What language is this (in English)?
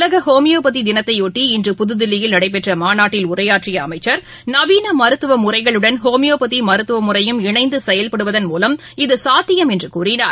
Tamil